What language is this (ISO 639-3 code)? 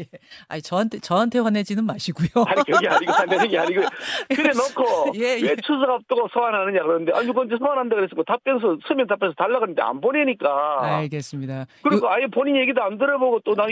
kor